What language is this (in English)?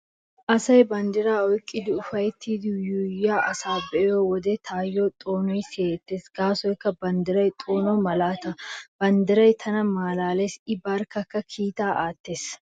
Wolaytta